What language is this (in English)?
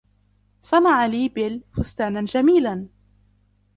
Arabic